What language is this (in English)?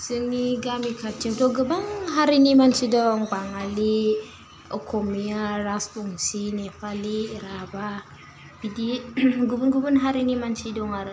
Bodo